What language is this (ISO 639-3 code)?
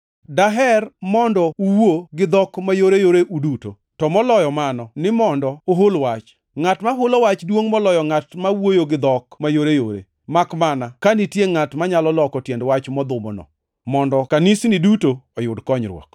luo